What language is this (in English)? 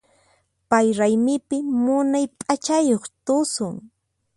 Puno Quechua